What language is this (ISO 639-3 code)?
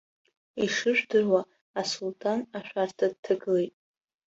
abk